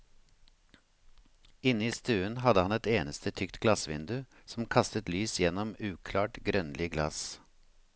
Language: Norwegian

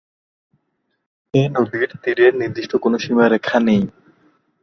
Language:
Bangla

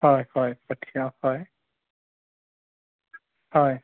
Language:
Assamese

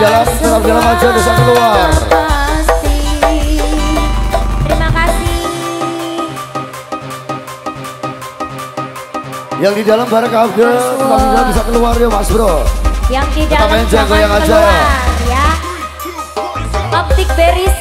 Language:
Indonesian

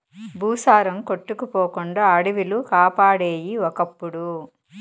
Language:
Telugu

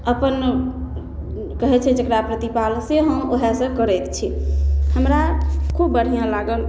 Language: Maithili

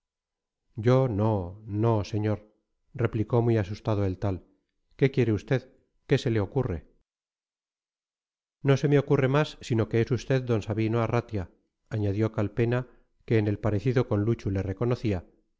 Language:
Spanish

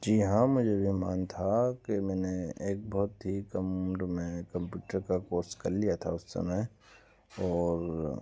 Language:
Hindi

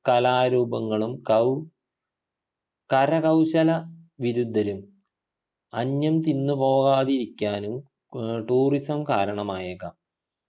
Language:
Malayalam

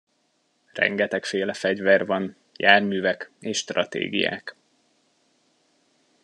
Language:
Hungarian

